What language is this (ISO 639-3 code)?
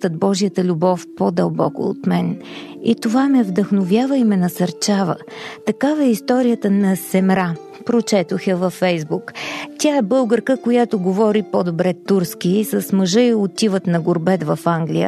bul